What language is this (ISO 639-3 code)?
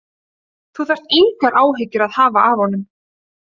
isl